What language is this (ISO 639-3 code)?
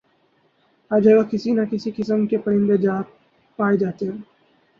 urd